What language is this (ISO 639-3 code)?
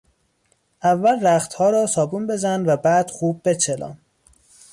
fas